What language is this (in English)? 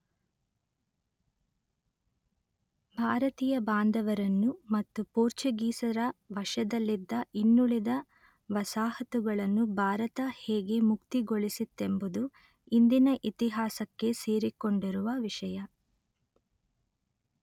Kannada